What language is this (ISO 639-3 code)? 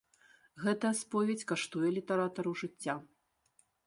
bel